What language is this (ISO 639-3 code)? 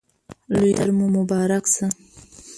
pus